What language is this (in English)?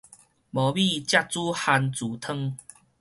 Min Nan Chinese